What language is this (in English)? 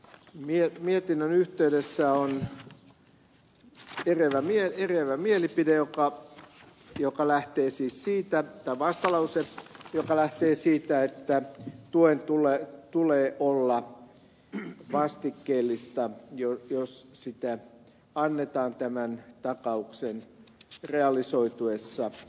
Finnish